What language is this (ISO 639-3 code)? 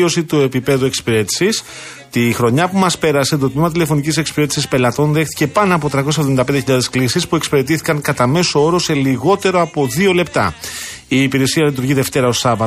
ell